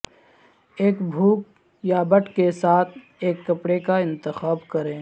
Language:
Urdu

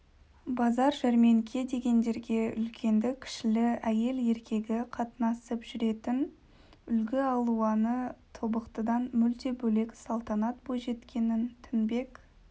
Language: Kazakh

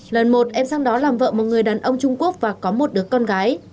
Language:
Vietnamese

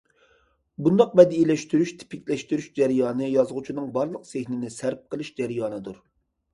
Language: Uyghur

